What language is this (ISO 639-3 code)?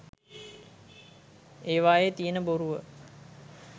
sin